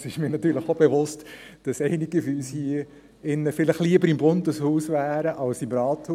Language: Swiss German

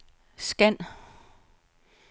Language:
Danish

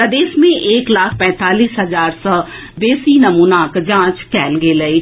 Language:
Maithili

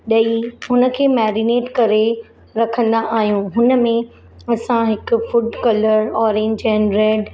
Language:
Sindhi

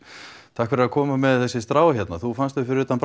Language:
Icelandic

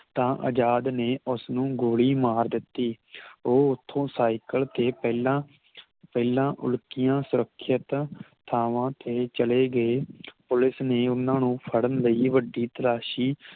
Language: Punjabi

